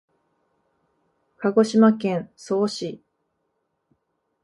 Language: Japanese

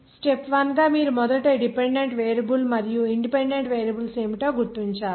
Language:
Telugu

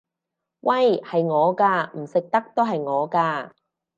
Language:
Cantonese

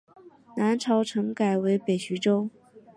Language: Chinese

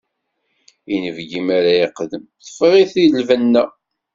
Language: Kabyle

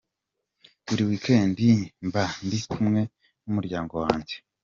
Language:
Kinyarwanda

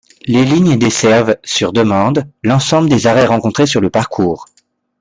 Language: French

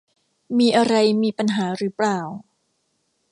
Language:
Thai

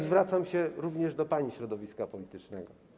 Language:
Polish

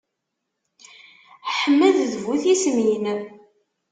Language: Kabyle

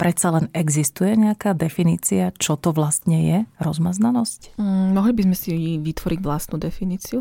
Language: Slovak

